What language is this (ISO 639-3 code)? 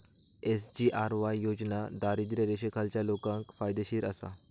mar